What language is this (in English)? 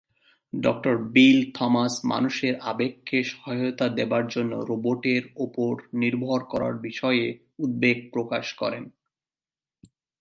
Bangla